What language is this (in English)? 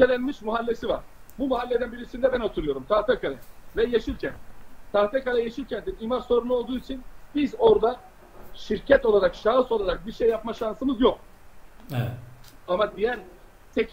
Turkish